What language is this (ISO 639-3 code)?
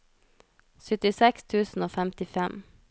nor